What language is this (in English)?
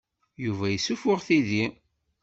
Kabyle